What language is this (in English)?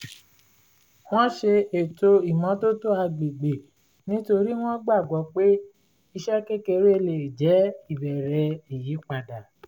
Yoruba